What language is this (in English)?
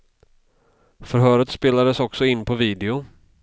Swedish